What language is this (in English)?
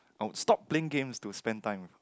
English